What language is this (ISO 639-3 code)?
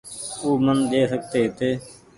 gig